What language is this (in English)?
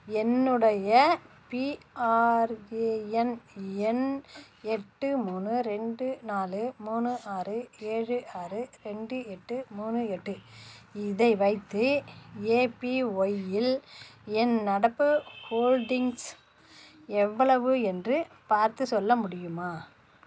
Tamil